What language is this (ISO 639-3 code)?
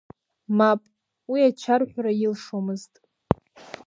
abk